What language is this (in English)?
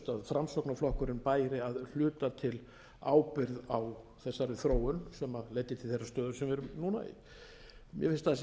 Icelandic